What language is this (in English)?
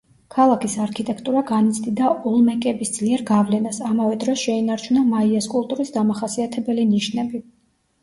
Georgian